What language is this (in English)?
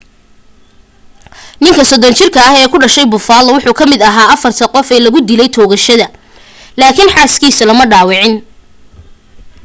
Somali